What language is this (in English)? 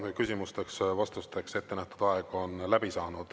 Estonian